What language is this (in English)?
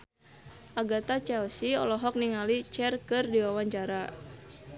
Sundanese